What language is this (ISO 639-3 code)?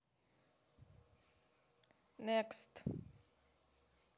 rus